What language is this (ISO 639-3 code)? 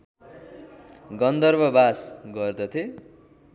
nep